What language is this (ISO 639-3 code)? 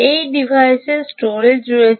ben